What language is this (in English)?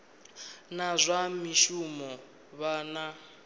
Venda